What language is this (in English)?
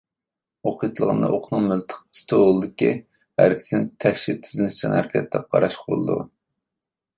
Uyghur